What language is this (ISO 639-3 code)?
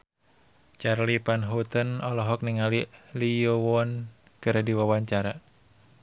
sun